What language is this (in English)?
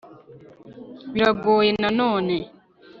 Kinyarwanda